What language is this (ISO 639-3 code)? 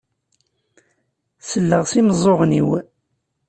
kab